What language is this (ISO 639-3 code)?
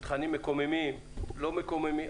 heb